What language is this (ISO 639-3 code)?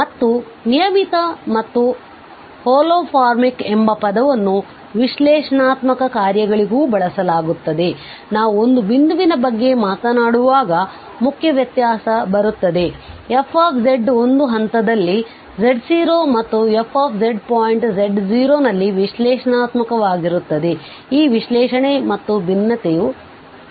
kan